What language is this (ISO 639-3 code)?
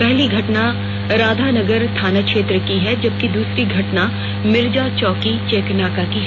hin